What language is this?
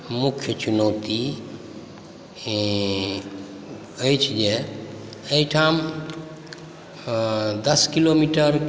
Maithili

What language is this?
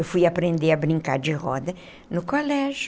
Portuguese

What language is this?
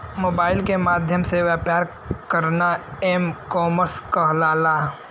Bhojpuri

